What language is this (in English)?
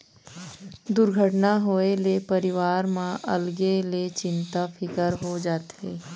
Chhattisgarhi